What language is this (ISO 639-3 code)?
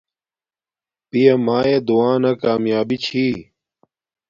dmk